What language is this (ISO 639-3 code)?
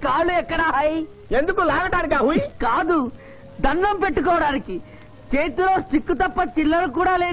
tel